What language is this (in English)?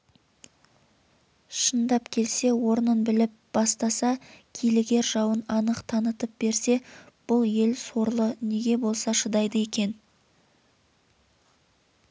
Kazakh